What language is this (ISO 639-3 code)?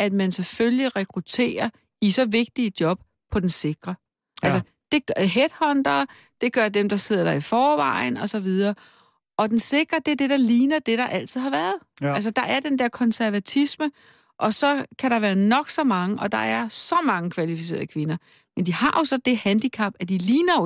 dan